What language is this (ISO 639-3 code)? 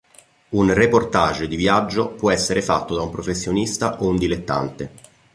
ita